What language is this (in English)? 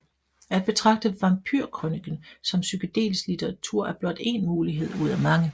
Danish